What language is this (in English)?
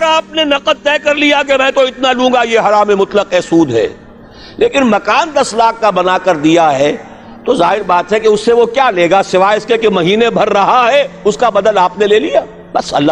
Urdu